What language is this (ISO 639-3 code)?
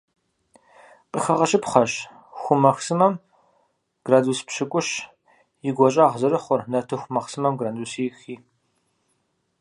kbd